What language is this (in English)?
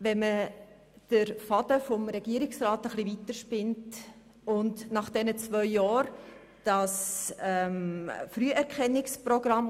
Swiss German